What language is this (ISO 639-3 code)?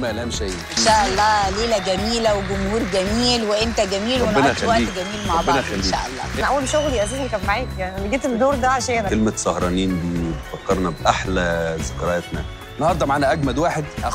ara